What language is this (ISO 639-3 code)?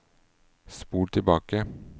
nor